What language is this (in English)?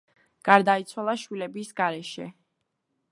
Georgian